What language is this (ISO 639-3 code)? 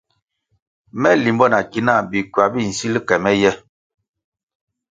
nmg